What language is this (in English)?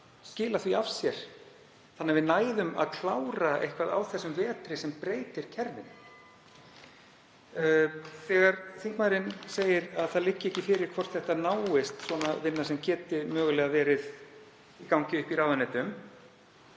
Icelandic